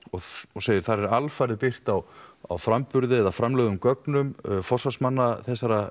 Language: Icelandic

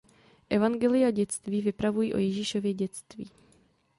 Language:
Czech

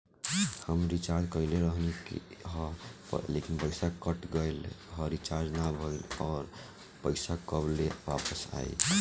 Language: Bhojpuri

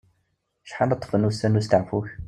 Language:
Kabyle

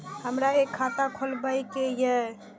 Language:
Maithili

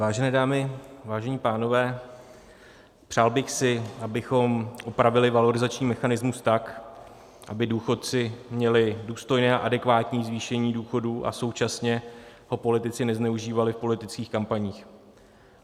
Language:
Czech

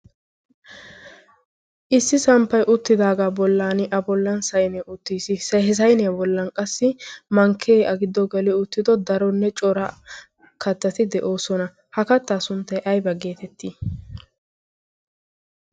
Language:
Wolaytta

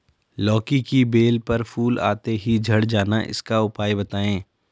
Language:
Hindi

